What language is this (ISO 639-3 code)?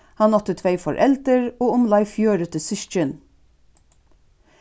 fao